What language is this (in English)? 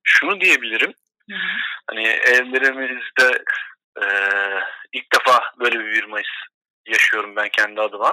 Turkish